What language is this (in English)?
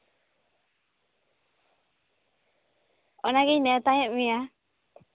Santali